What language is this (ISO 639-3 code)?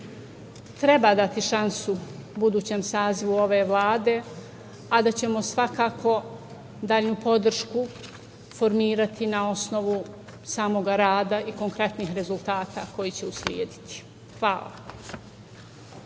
srp